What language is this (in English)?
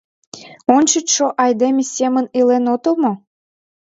Mari